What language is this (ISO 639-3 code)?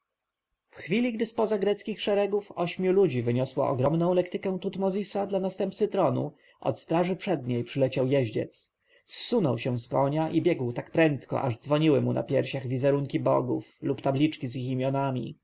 pol